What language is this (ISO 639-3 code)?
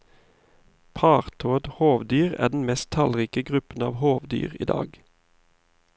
nor